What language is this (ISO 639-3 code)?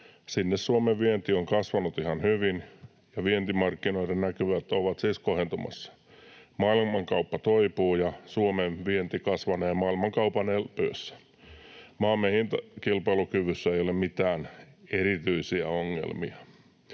fin